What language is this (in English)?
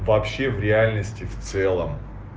Russian